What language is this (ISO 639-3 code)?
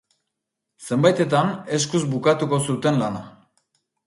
eus